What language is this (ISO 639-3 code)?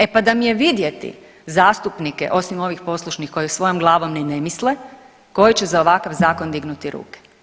hrv